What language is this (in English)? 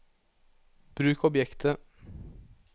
Norwegian